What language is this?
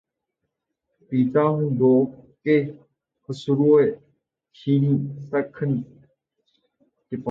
Urdu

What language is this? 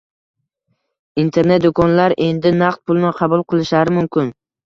Uzbek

